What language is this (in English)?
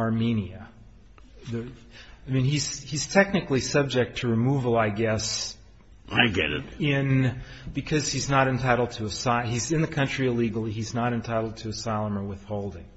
English